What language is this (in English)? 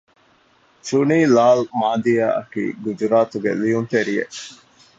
Divehi